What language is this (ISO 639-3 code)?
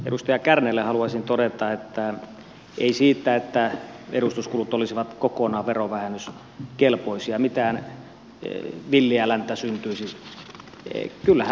fin